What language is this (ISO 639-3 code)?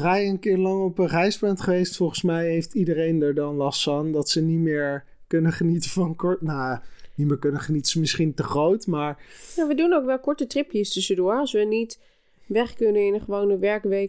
nld